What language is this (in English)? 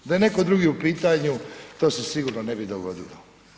Croatian